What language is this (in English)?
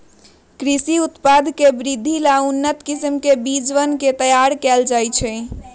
Magahi